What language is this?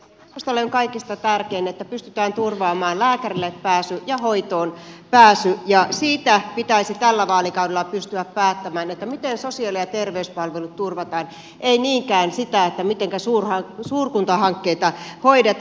Finnish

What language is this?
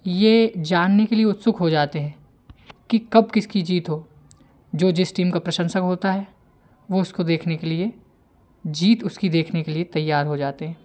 Hindi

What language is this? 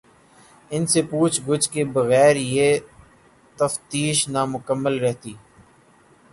Urdu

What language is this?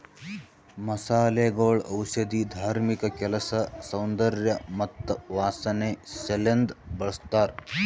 Kannada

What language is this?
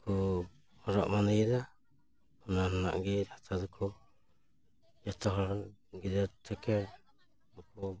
Santali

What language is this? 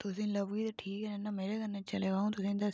Dogri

